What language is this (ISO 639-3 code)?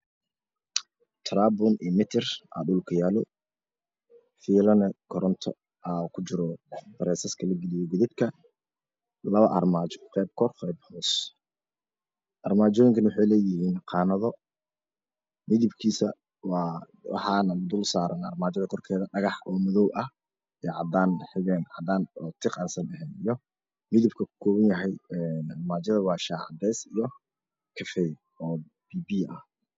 som